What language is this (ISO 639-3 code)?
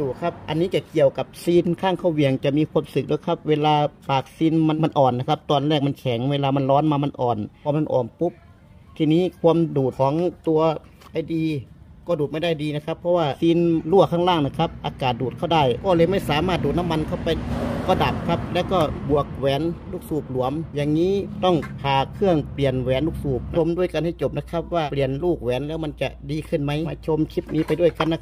tha